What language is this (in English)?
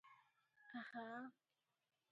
Odia